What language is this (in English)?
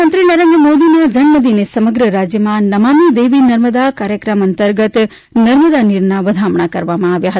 Gujarati